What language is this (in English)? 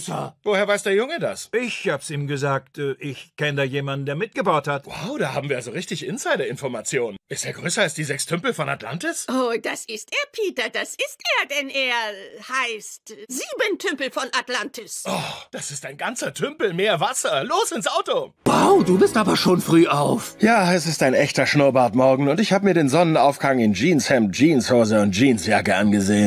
German